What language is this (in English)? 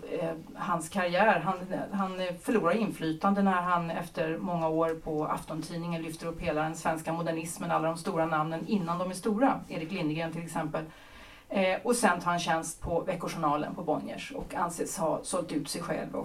Swedish